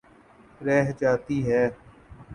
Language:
Urdu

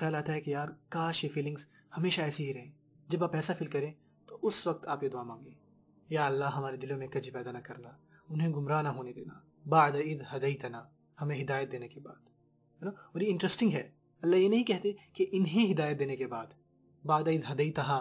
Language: Urdu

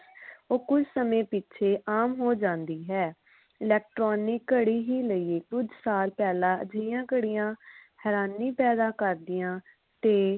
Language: Punjabi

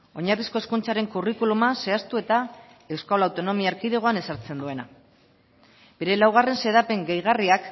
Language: Basque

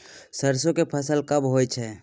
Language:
Maithili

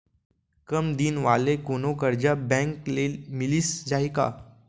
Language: Chhattisgarhi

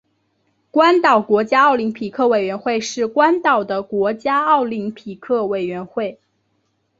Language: Chinese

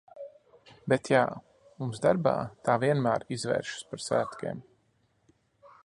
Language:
Latvian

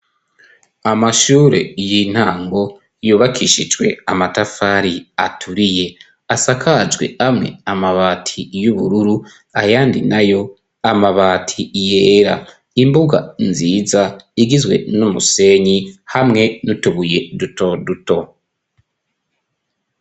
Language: Rundi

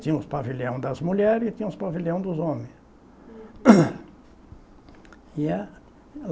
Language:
Portuguese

